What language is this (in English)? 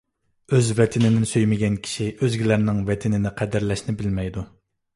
Uyghur